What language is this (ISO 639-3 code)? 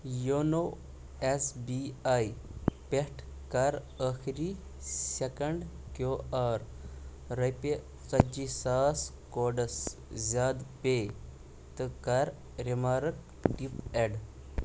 kas